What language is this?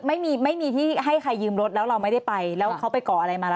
Thai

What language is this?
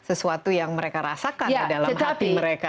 Indonesian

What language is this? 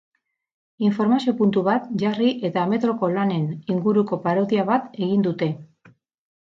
Basque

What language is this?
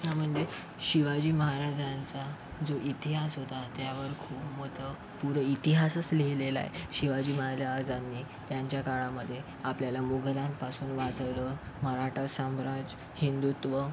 Marathi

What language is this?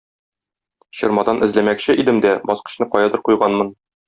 Tatar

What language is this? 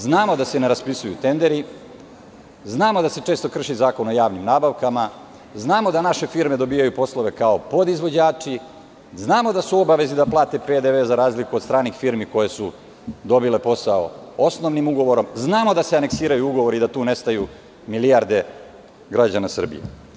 Serbian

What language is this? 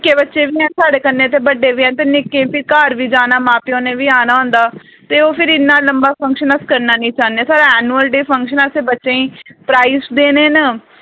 Dogri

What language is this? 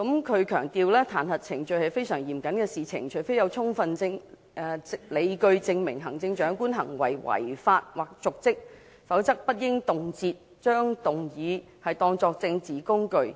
Cantonese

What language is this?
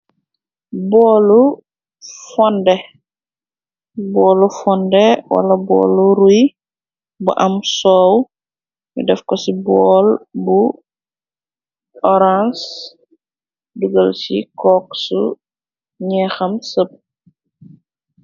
Wolof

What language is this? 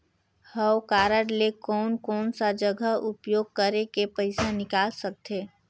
Chhattisgarhi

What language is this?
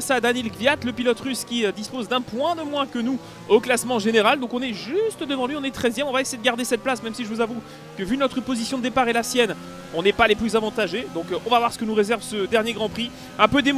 French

